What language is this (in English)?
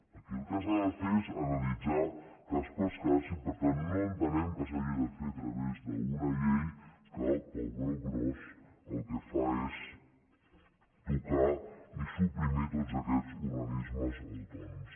Catalan